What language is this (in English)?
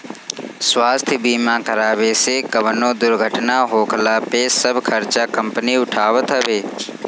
Bhojpuri